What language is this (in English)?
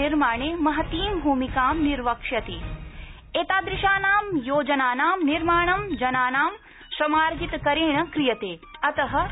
Sanskrit